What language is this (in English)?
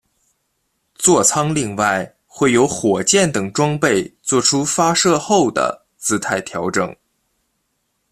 Chinese